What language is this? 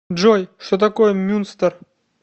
Russian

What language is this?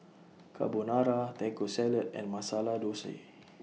English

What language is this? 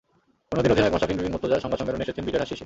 Bangla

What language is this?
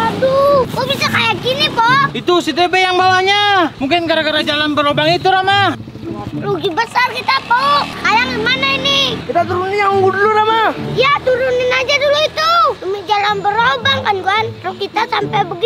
Indonesian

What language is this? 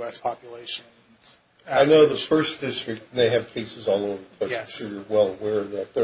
English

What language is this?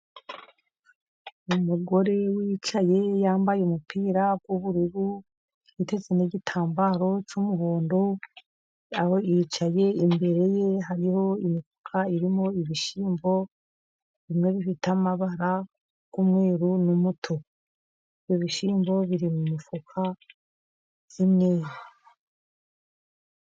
Kinyarwanda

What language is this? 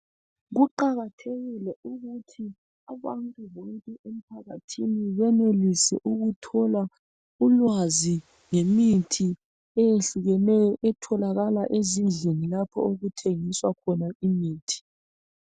North Ndebele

